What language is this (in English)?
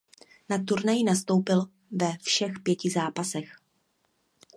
Czech